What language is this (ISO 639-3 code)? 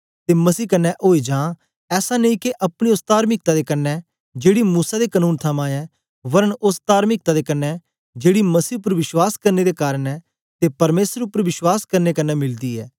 doi